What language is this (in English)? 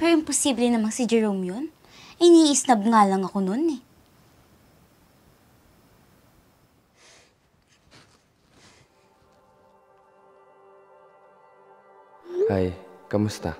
Filipino